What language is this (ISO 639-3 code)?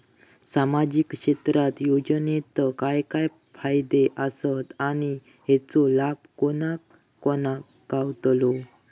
mar